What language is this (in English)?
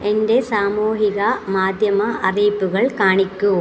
Malayalam